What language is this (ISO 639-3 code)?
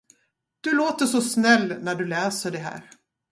swe